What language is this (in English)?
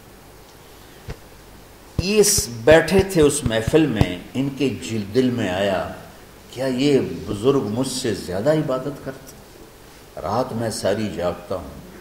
Urdu